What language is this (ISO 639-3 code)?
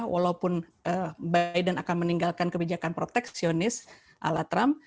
ind